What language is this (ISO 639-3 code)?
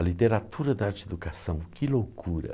por